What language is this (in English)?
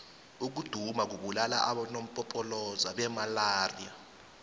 South Ndebele